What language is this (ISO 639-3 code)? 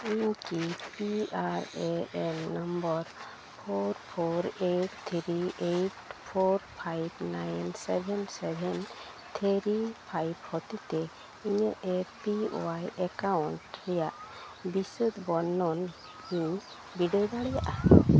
sat